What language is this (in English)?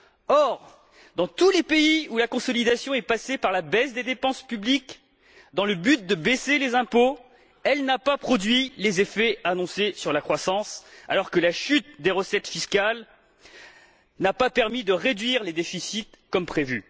French